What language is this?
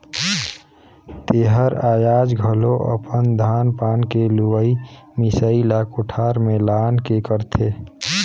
Chhattisgarhi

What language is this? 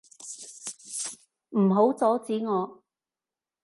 Cantonese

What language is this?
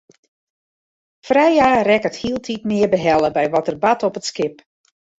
Western Frisian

